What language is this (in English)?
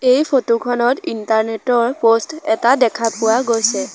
Assamese